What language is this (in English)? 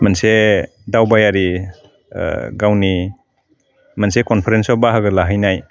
Bodo